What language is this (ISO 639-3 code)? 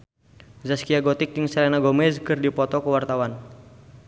sun